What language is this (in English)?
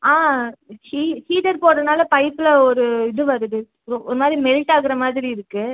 Tamil